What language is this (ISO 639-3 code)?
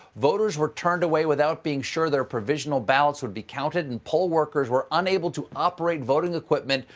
eng